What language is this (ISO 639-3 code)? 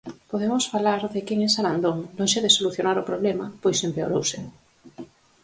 glg